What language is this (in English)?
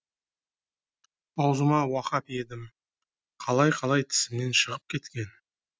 Kazakh